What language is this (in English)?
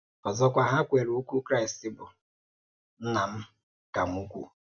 Igbo